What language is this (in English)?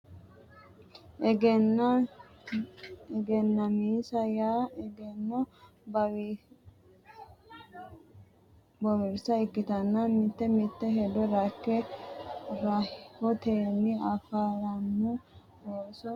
Sidamo